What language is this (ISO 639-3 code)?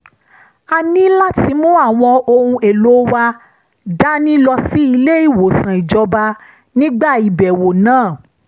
yor